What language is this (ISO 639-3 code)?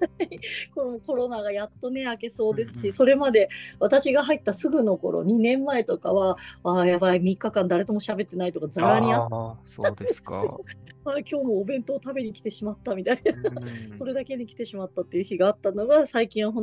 jpn